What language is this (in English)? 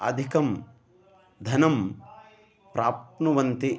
Sanskrit